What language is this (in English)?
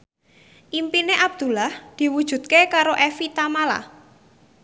Javanese